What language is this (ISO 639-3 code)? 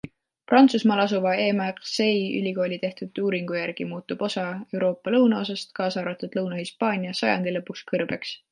est